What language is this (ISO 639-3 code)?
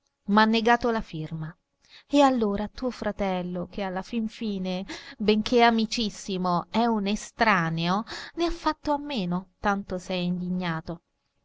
ita